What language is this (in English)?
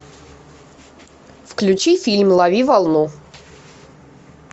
Russian